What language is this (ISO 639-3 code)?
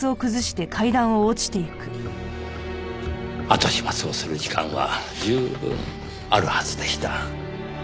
jpn